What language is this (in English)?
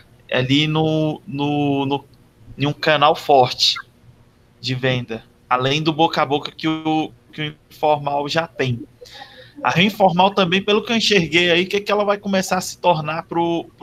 Portuguese